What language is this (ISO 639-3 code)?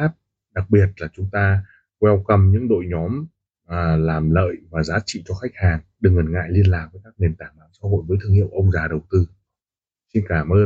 vie